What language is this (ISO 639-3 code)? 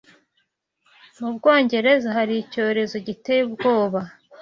kin